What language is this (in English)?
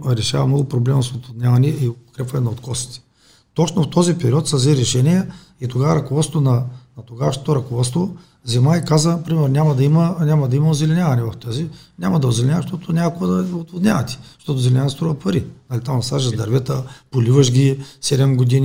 Bulgarian